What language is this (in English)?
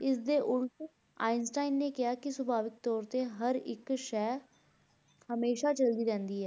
Punjabi